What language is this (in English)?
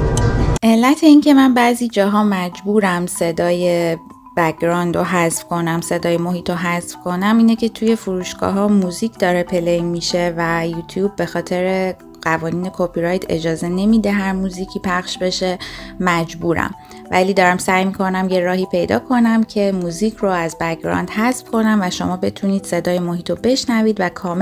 Persian